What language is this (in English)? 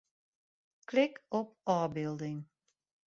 Western Frisian